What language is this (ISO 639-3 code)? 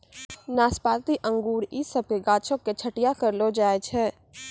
mai